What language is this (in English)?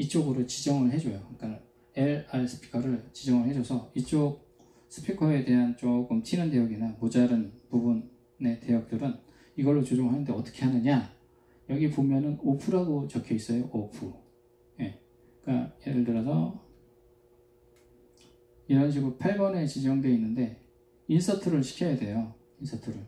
Korean